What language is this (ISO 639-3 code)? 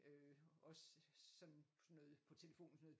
dan